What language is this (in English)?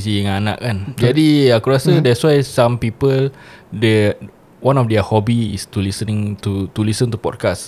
Malay